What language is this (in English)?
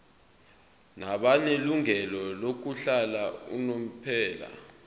Zulu